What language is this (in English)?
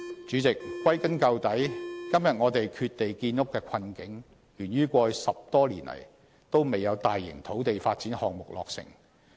Cantonese